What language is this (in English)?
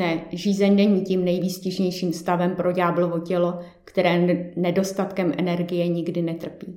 Czech